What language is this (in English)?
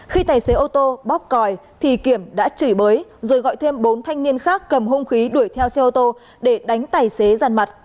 Vietnamese